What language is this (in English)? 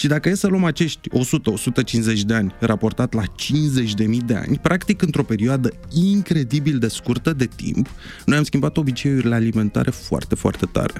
Romanian